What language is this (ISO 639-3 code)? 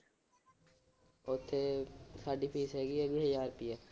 pan